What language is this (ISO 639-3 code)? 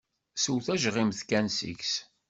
kab